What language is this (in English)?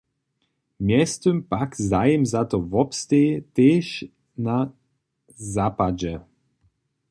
Upper Sorbian